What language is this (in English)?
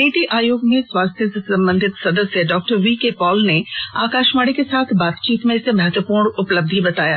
Hindi